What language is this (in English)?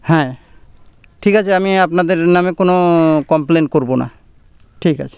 Bangla